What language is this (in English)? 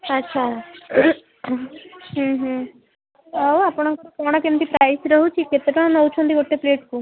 Odia